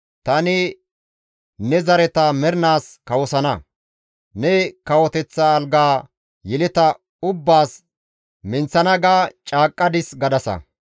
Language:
Gamo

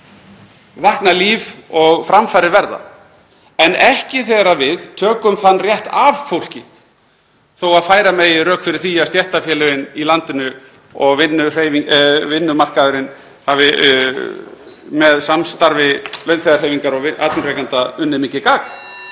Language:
Icelandic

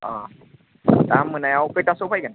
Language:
Bodo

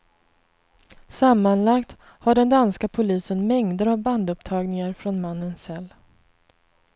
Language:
Swedish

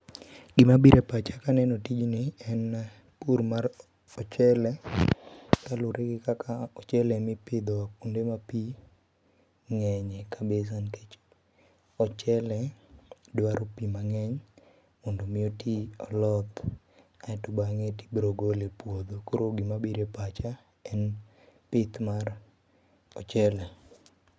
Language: Luo (Kenya and Tanzania)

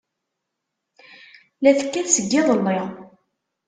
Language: Kabyle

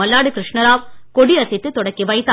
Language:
Tamil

